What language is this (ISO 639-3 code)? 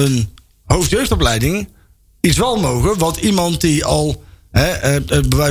nld